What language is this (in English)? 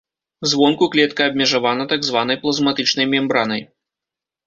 Belarusian